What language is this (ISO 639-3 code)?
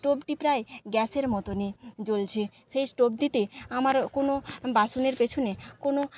ben